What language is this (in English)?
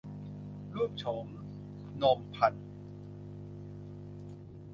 Thai